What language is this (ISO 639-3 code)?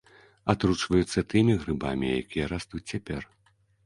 bel